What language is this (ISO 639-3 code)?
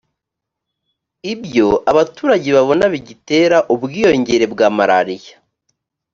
kin